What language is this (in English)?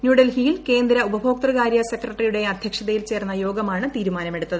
Malayalam